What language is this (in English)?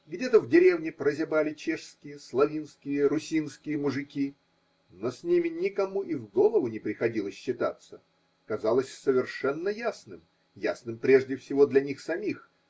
Russian